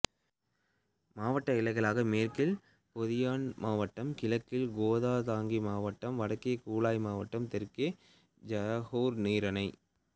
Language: Tamil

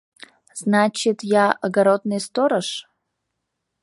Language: Mari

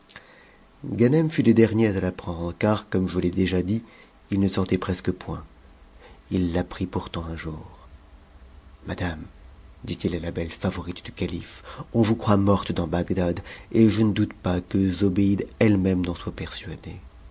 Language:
French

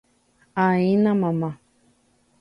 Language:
Guarani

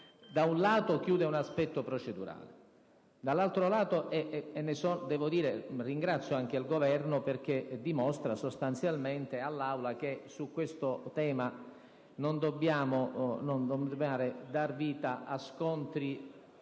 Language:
Italian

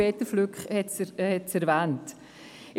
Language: Swiss German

